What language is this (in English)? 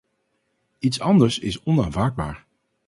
Dutch